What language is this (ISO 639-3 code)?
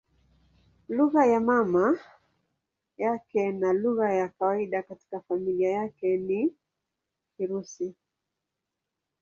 swa